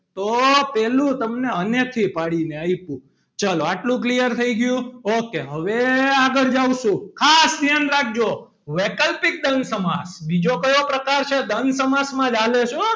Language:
Gujarati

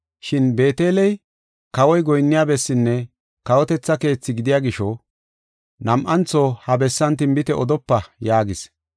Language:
Gofa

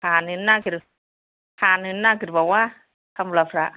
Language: Bodo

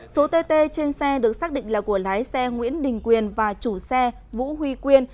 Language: Vietnamese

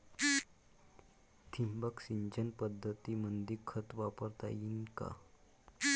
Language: Marathi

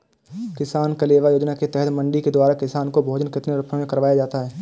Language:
Hindi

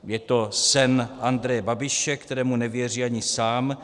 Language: Czech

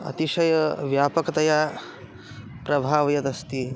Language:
Sanskrit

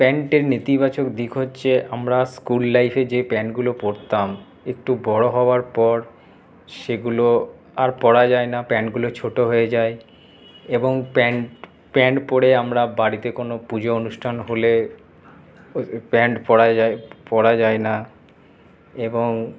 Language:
Bangla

